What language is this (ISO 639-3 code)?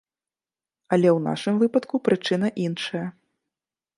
bel